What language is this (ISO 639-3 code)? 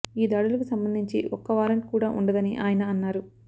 tel